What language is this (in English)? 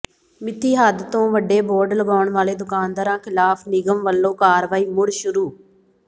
Punjabi